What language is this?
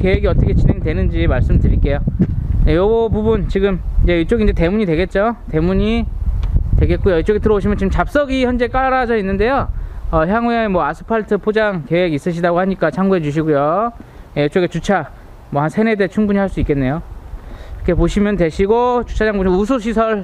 Korean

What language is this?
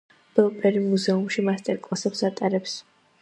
Georgian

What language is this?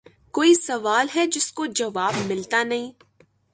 Urdu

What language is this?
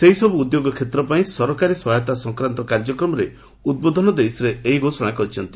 Odia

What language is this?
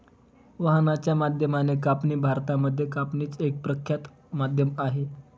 Marathi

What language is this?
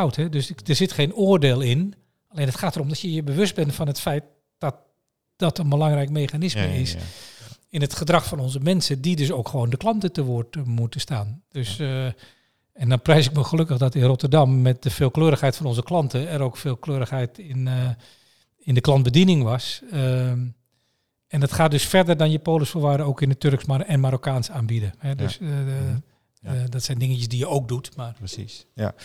Dutch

